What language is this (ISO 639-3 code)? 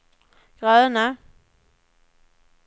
swe